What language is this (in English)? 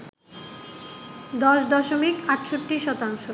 Bangla